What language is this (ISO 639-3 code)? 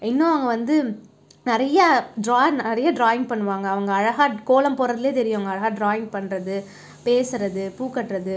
tam